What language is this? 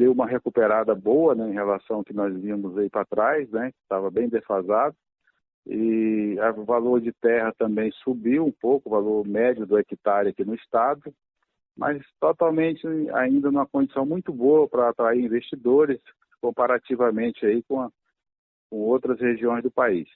Portuguese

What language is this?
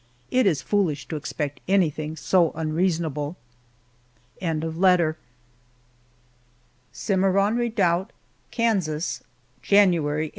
English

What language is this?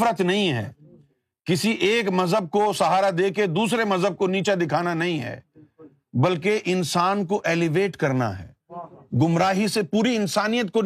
Urdu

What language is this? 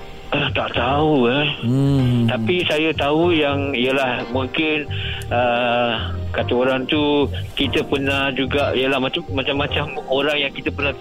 Malay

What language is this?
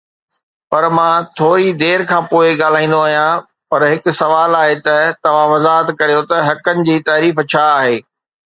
Sindhi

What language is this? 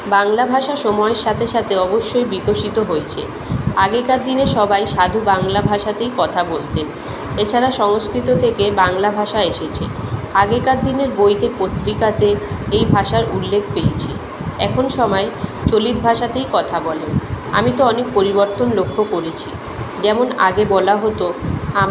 Bangla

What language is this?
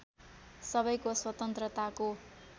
Nepali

